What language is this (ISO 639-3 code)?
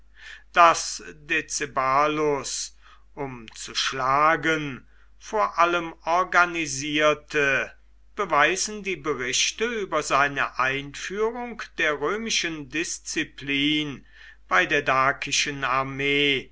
deu